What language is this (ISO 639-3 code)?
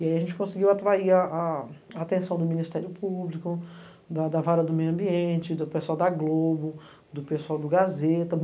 por